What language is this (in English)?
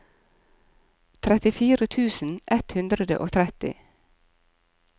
Norwegian